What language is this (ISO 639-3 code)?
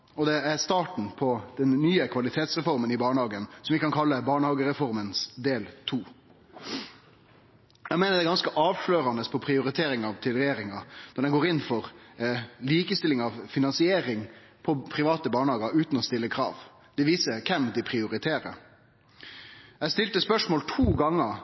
nno